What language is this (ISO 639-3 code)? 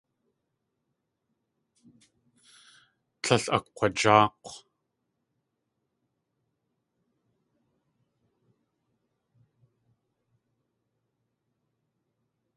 tli